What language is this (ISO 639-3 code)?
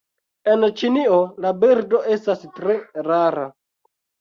epo